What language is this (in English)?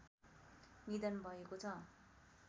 Nepali